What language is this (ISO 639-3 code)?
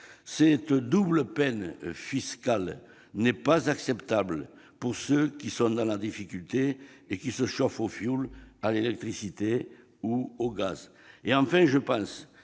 fra